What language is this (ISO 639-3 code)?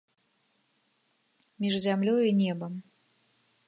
bel